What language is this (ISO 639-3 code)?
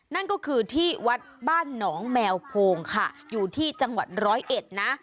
tha